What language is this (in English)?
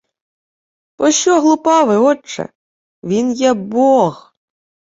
Ukrainian